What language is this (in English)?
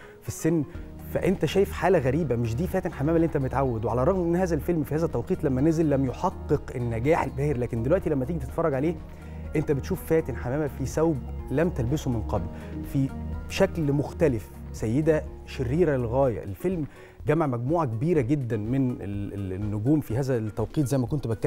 Arabic